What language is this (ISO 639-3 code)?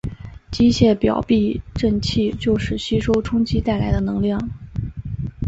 zho